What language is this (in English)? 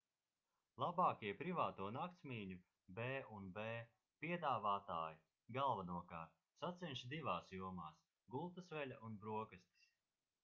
Latvian